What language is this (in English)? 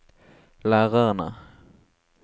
Norwegian